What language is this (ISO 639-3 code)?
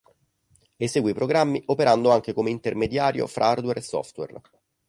ita